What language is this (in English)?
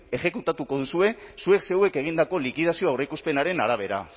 Basque